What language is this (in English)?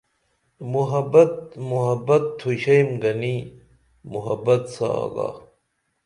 Dameli